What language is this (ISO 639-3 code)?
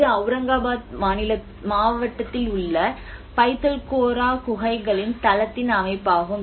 tam